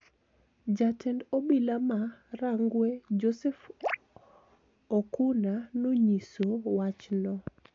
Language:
Luo (Kenya and Tanzania)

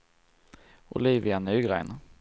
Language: Swedish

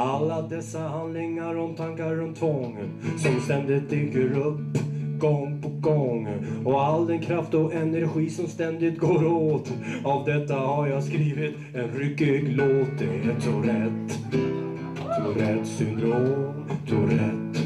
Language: Swedish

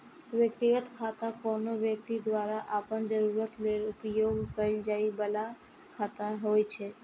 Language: Maithili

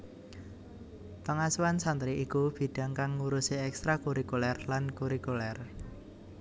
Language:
Javanese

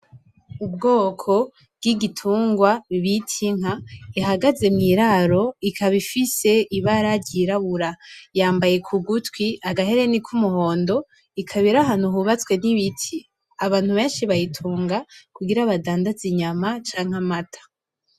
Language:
Rundi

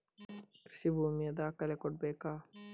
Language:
Kannada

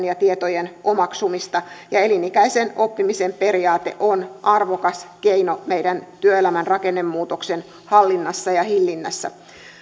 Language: Finnish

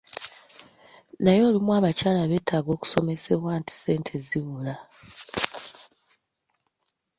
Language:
Ganda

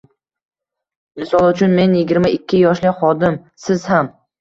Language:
Uzbek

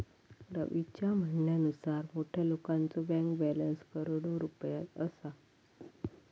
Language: Marathi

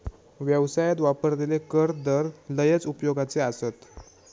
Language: Marathi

